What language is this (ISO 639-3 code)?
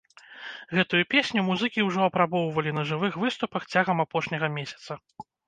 bel